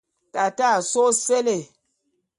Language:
Bulu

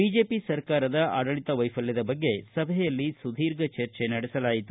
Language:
Kannada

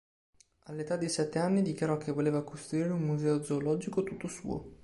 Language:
Italian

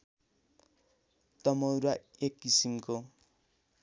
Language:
Nepali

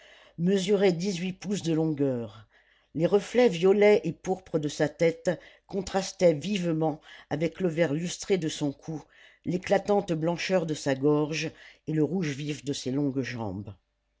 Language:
French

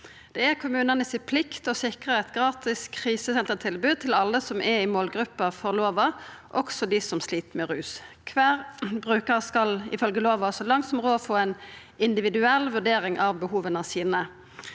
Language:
Norwegian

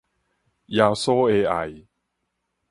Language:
Min Nan Chinese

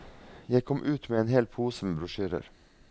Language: Norwegian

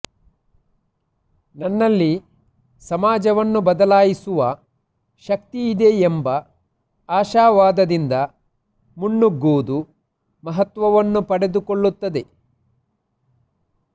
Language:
Kannada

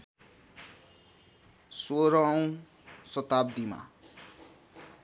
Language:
Nepali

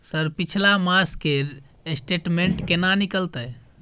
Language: Maithili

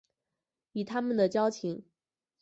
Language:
Chinese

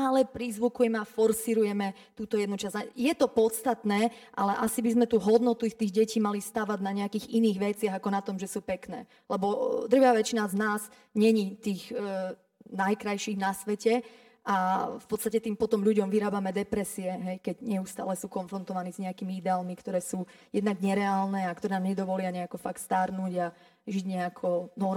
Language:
Slovak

